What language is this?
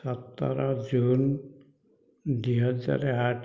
Odia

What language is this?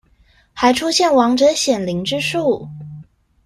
Chinese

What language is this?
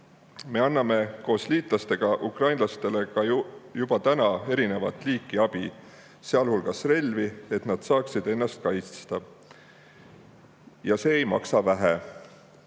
Estonian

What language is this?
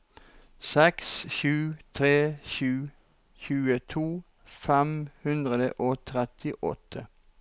Norwegian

